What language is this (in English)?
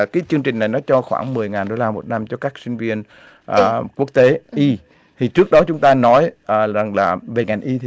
Vietnamese